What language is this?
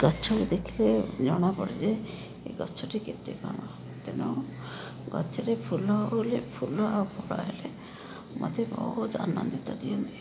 Odia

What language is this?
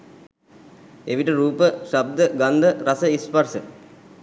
Sinhala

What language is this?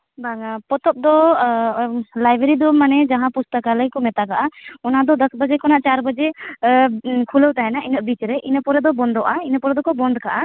Santali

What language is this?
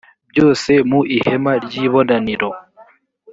Kinyarwanda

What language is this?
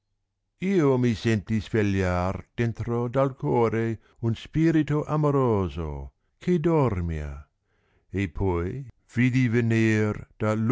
Italian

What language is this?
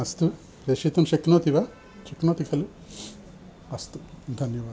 Sanskrit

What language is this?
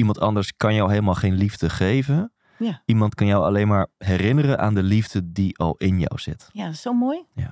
Dutch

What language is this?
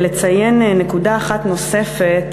Hebrew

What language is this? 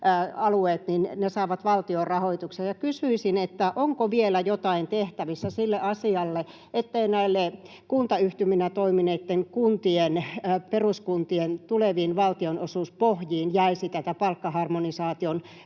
Finnish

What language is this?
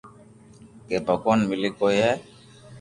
Loarki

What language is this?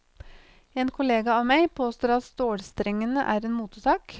Norwegian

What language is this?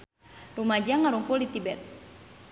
Sundanese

